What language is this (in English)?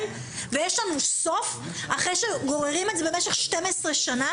Hebrew